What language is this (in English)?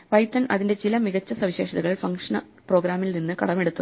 Malayalam